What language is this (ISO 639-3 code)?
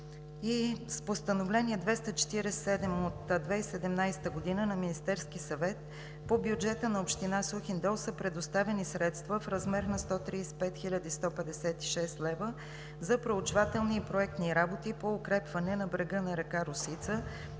bul